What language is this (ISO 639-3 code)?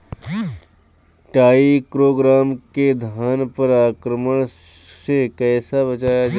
bho